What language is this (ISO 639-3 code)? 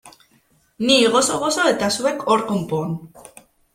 eus